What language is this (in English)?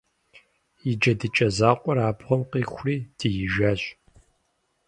Kabardian